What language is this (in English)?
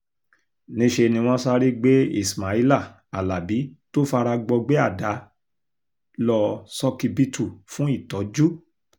Yoruba